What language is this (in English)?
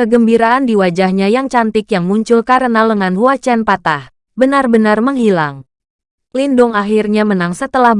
Indonesian